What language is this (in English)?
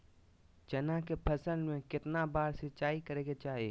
Magahi